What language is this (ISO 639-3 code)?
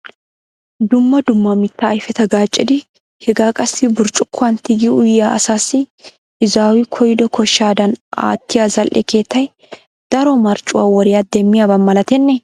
wal